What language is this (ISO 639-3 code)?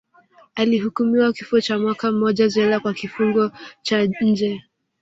swa